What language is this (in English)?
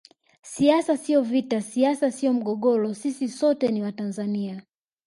Swahili